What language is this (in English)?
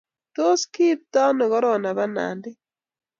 Kalenjin